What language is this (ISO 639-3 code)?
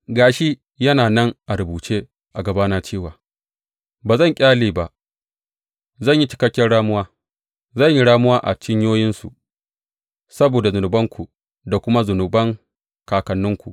hau